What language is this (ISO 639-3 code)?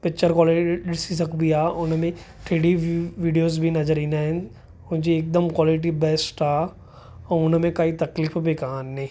snd